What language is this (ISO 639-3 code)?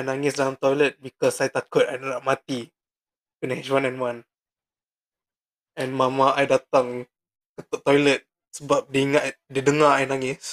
msa